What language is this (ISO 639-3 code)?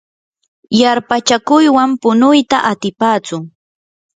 qur